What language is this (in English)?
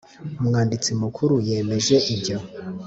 Kinyarwanda